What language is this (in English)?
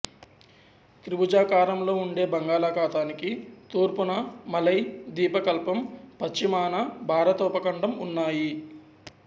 Telugu